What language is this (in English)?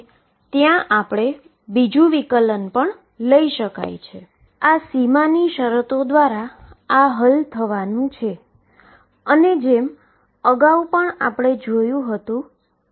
Gujarati